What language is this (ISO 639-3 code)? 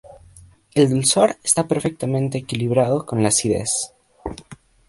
spa